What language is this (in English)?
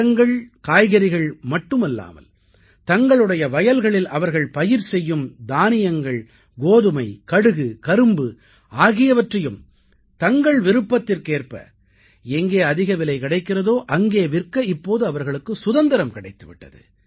Tamil